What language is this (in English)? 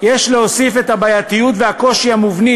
Hebrew